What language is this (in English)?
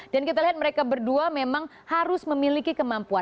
Indonesian